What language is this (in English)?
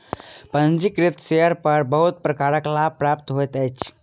Maithili